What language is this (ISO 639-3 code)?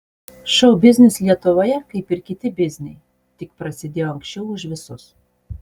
lit